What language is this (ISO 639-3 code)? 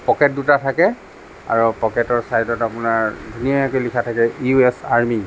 asm